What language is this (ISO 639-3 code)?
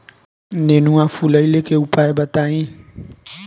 bho